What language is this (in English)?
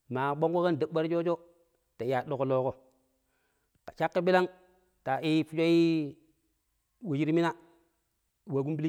Pero